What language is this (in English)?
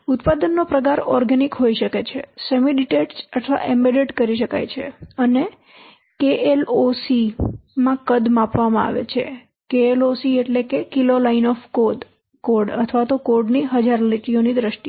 Gujarati